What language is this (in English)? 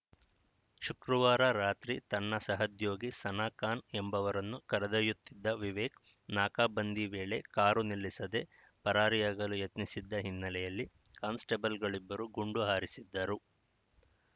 Kannada